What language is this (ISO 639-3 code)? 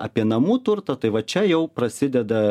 lit